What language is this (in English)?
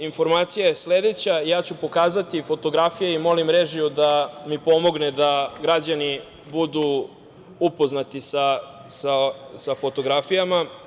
Serbian